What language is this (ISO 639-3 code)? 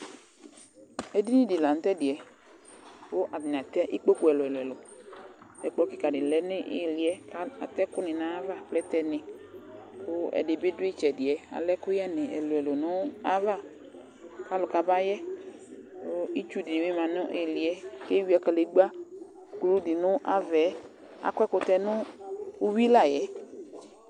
kpo